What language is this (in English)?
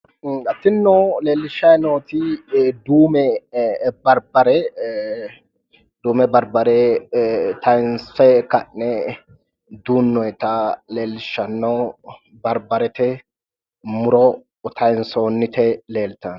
Sidamo